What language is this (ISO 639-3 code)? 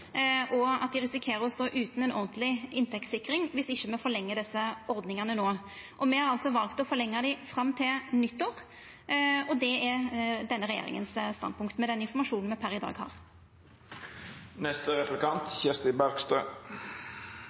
nno